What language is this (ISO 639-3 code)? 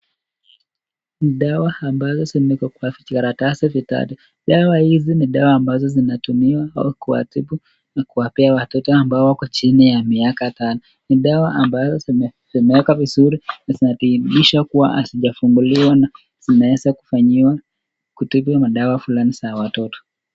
swa